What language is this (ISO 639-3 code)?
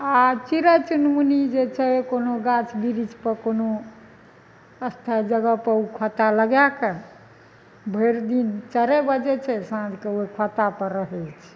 mai